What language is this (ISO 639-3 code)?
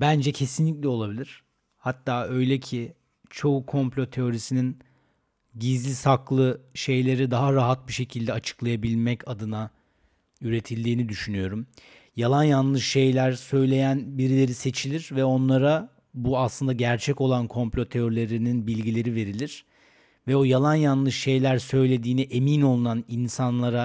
tur